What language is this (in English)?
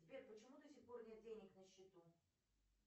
Russian